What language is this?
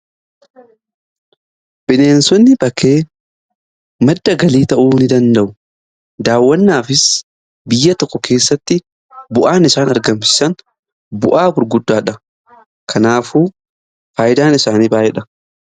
Oromo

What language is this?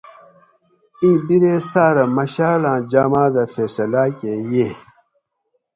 Gawri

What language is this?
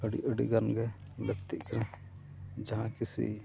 Santali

